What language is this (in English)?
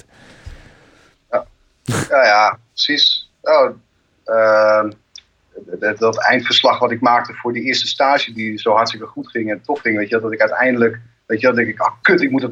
Dutch